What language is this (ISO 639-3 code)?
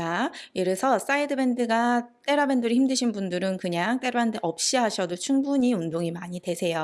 kor